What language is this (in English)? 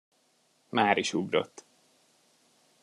Hungarian